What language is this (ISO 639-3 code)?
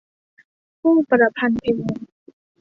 tha